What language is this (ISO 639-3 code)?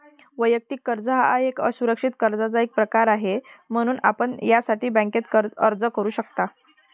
mar